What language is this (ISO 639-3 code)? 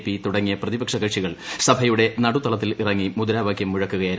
mal